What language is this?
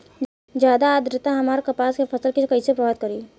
Bhojpuri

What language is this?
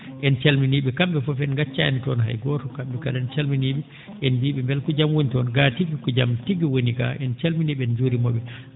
Fula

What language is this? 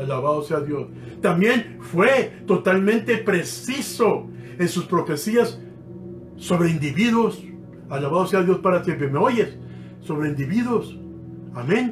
Spanish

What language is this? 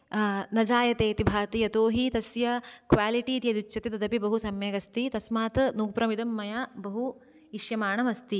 Sanskrit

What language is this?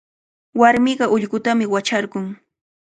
Cajatambo North Lima Quechua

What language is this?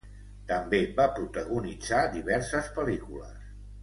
Catalan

